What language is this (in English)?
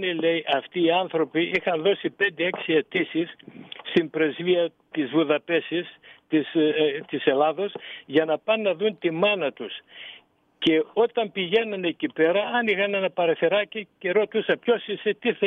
Greek